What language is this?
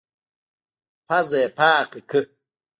Pashto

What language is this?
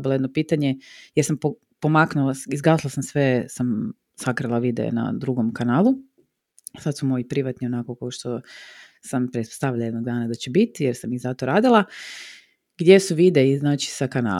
Croatian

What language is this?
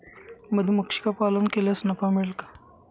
Marathi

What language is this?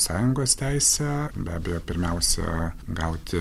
Lithuanian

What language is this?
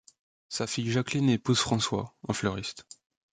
French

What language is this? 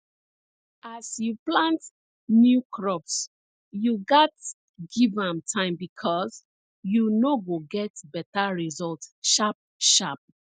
Nigerian Pidgin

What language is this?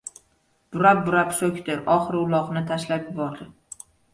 Uzbek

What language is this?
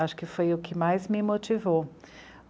Portuguese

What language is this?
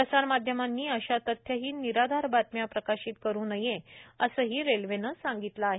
Marathi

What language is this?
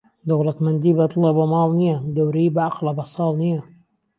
Central Kurdish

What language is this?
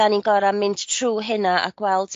Welsh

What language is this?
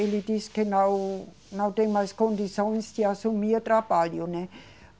Portuguese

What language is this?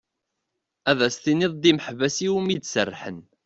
Kabyle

